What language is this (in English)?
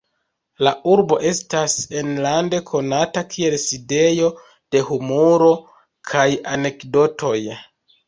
Esperanto